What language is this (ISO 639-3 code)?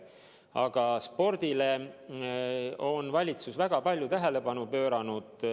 est